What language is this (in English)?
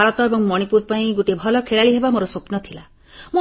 Odia